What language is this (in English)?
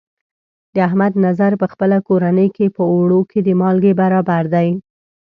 Pashto